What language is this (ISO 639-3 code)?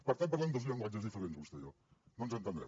cat